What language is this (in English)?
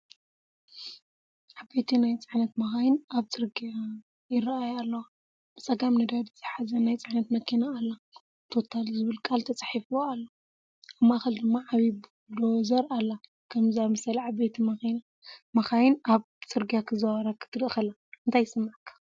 Tigrinya